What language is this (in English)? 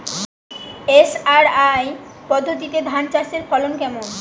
Bangla